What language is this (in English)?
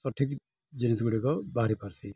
Odia